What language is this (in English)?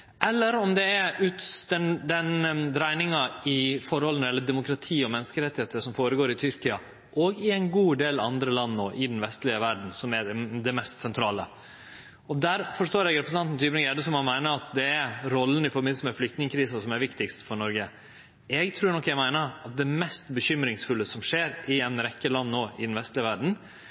Norwegian Nynorsk